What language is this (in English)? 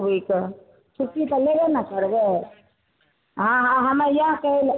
Maithili